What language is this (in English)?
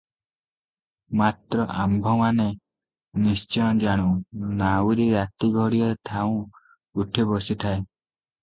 Odia